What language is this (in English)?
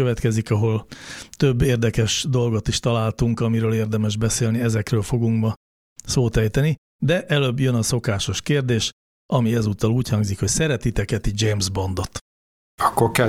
Hungarian